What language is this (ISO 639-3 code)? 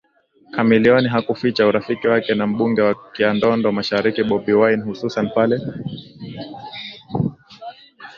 swa